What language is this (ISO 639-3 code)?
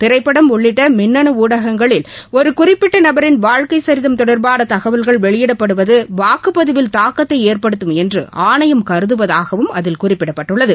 tam